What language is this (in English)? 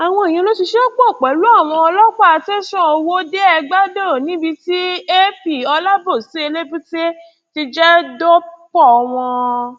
Yoruba